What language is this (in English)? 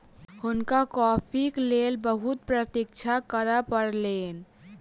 Maithili